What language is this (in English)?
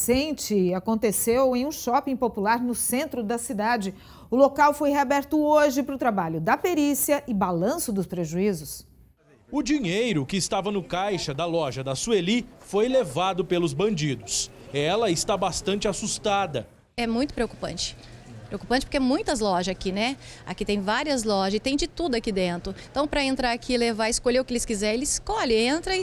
Portuguese